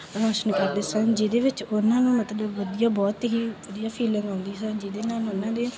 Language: Punjabi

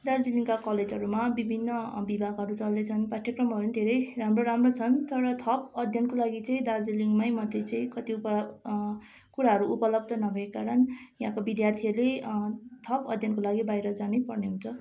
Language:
Nepali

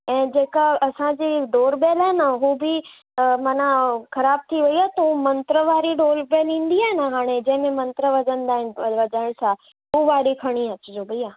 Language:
Sindhi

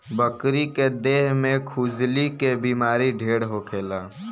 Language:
Bhojpuri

